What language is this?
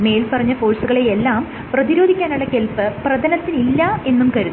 Malayalam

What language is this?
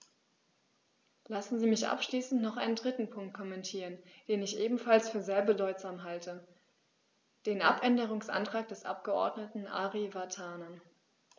German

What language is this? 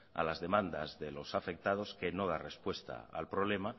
Spanish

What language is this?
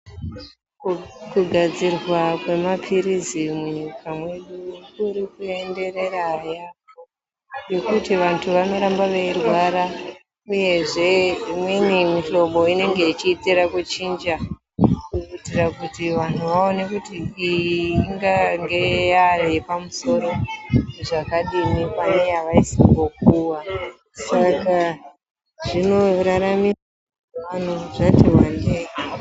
Ndau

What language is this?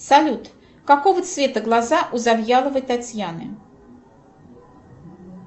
Russian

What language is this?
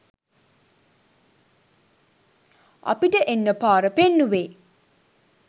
Sinhala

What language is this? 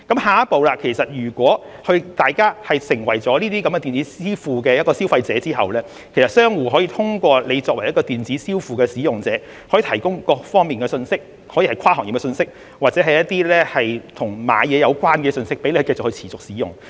Cantonese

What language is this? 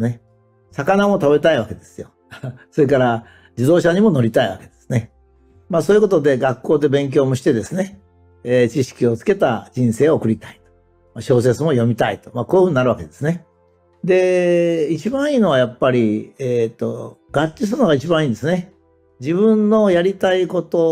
Japanese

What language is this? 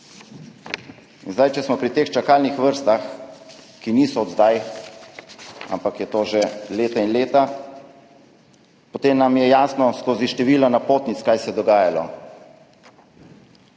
Slovenian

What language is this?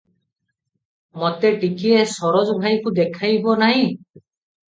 Odia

